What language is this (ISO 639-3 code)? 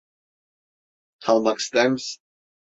tur